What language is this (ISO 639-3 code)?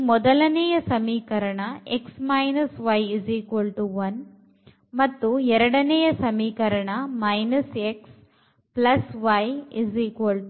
kan